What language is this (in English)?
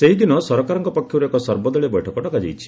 Odia